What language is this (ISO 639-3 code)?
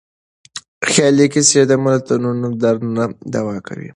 pus